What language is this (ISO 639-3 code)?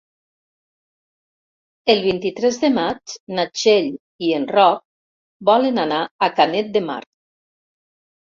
cat